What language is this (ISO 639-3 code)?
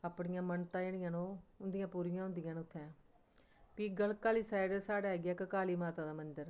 doi